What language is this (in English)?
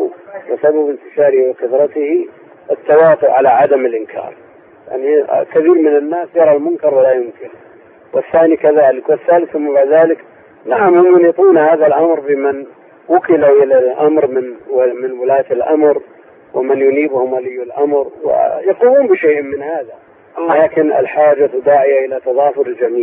Arabic